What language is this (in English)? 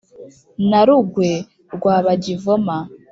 Kinyarwanda